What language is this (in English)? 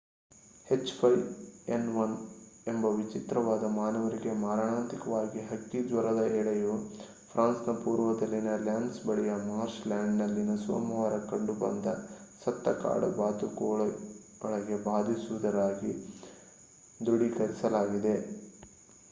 Kannada